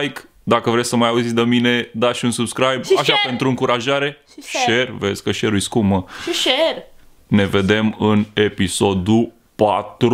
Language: Romanian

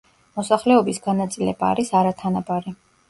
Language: Georgian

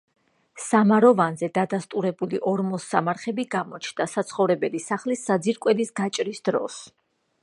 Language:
Georgian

